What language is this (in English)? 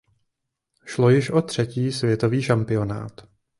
Czech